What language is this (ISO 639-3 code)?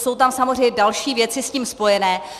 ces